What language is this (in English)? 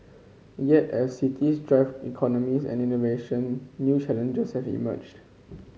English